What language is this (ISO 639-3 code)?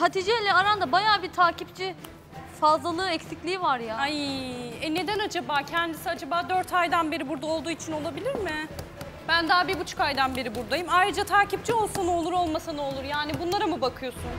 tur